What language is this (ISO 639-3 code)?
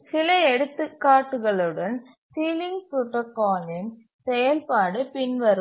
tam